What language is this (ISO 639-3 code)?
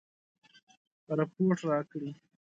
pus